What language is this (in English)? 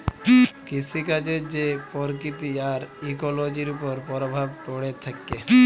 Bangla